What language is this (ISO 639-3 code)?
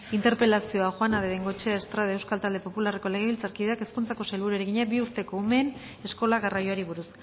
eus